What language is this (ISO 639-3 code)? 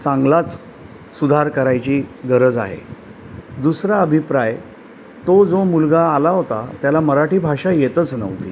mar